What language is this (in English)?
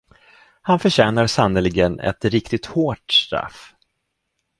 Swedish